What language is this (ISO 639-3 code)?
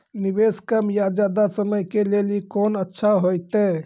mai